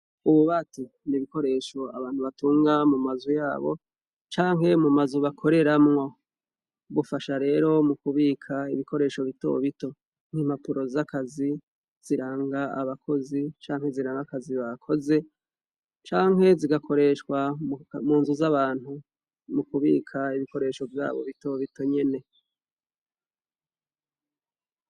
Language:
Rundi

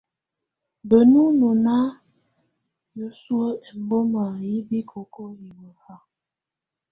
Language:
Tunen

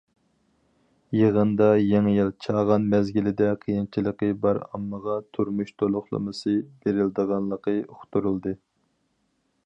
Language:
Uyghur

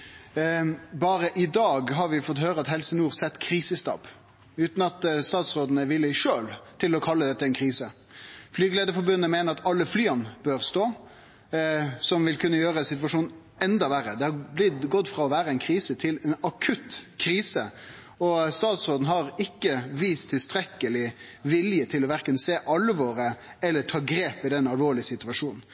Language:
Norwegian Nynorsk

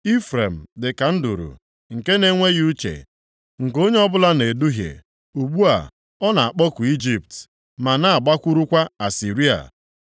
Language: Igbo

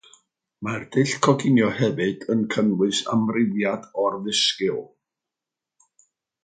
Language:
Welsh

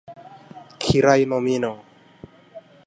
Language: Swahili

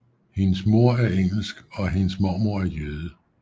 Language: Danish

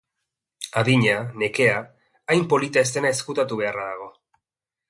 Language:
Basque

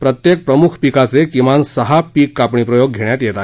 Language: Marathi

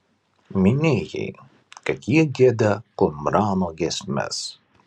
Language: Lithuanian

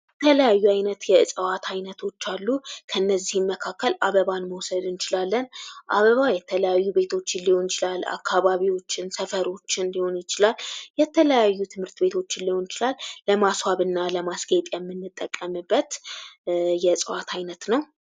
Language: Amharic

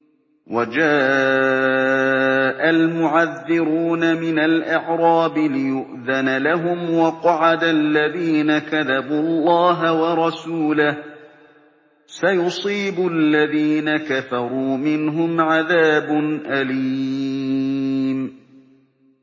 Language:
Arabic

